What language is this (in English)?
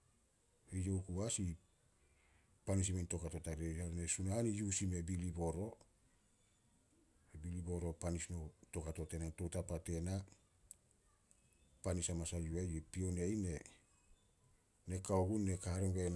Solos